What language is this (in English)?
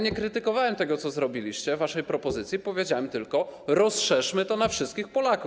Polish